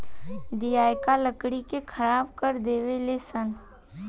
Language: Bhojpuri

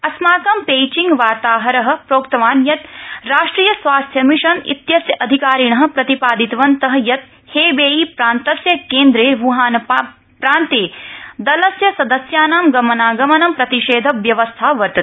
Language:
Sanskrit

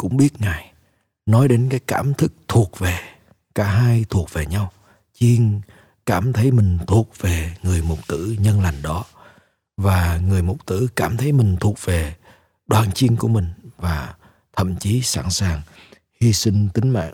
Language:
Vietnamese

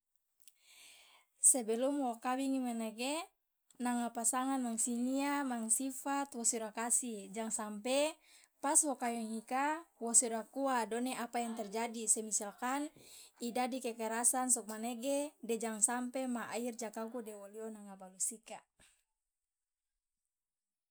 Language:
Loloda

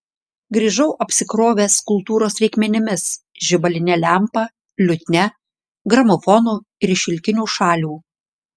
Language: Lithuanian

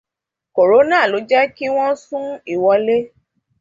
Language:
Yoruba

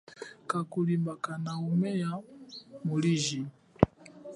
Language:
Chokwe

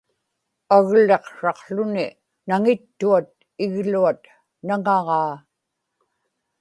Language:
Inupiaq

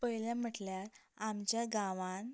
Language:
Konkani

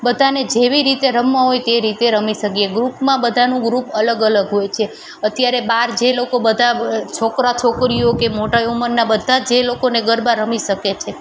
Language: Gujarati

